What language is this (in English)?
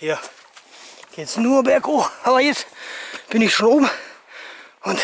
German